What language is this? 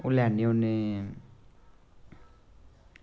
Dogri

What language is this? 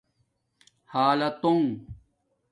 Domaaki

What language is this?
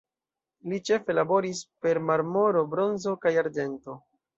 Esperanto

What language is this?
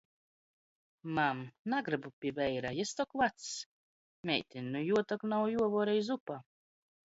Latgalian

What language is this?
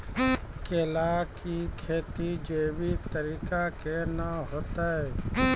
Maithili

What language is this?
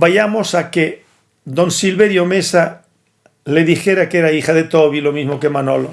Spanish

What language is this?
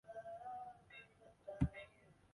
Chinese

